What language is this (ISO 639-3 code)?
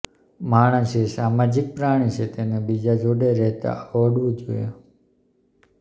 guj